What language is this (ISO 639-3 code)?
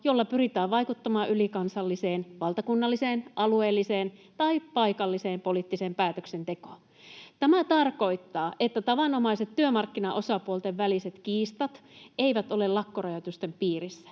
fin